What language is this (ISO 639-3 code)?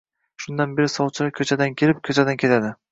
uzb